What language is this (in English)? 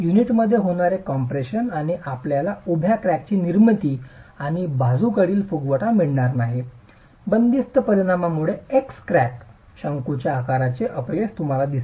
Marathi